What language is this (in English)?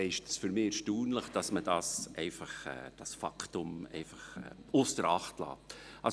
Swiss German